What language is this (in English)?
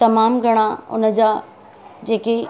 Sindhi